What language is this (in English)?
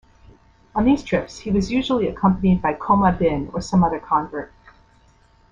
English